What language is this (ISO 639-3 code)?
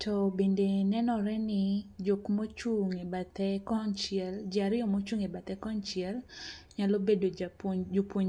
luo